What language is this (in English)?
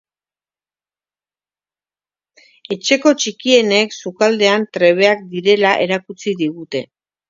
Basque